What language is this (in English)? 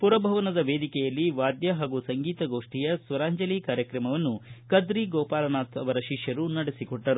Kannada